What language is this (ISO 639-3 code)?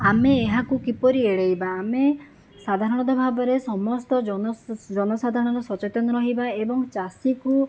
ori